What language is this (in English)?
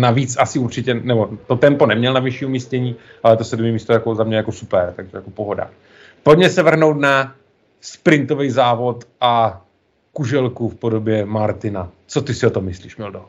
Czech